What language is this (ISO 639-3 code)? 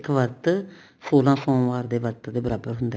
pan